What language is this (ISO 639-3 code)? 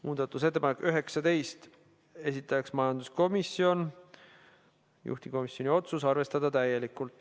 est